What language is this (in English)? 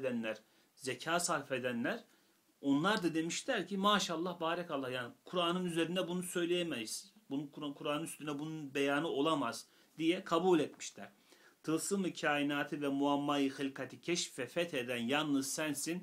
Turkish